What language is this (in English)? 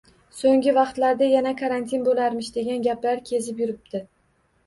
Uzbek